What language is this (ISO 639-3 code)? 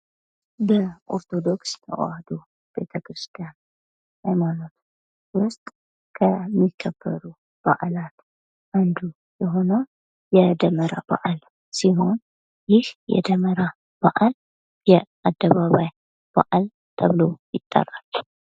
amh